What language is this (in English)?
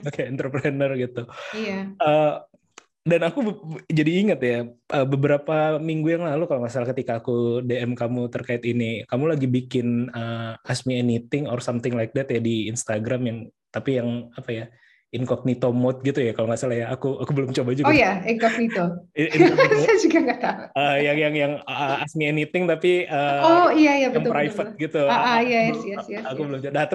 Indonesian